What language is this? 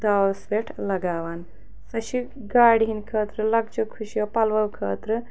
Kashmiri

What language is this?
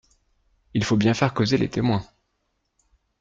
French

